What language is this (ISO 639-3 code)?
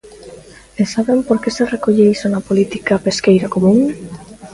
glg